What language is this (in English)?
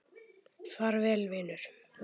Icelandic